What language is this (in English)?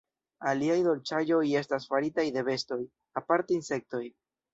Esperanto